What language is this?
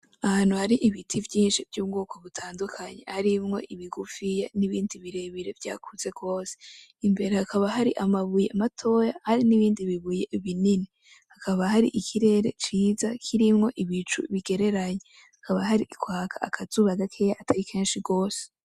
Rundi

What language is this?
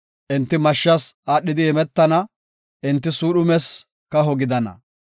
Gofa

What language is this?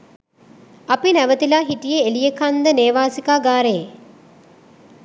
Sinhala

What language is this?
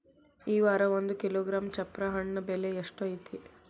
Kannada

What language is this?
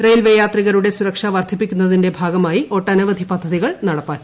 Malayalam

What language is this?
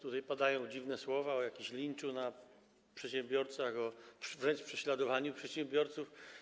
Polish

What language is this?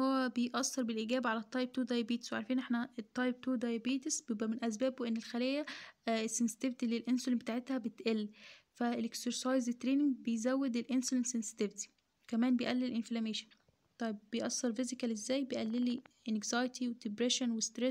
Arabic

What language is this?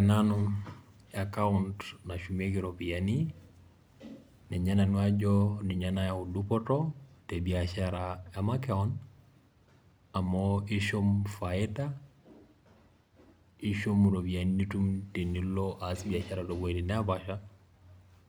Masai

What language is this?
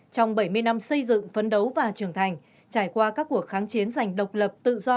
Vietnamese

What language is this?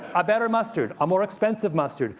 English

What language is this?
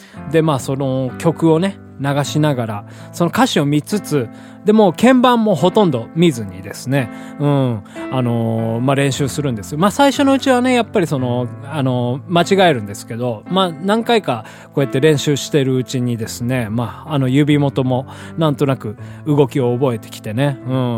Japanese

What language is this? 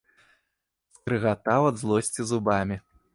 Belarusian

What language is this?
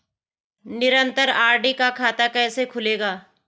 Hindi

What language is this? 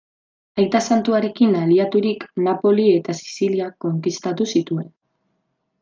Basque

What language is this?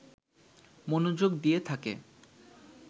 Bangla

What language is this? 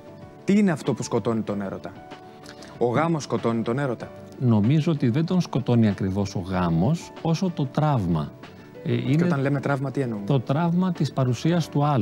Greek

